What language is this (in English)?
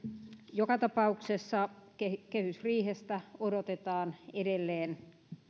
Finnish